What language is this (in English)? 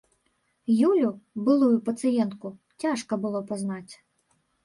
Belarusian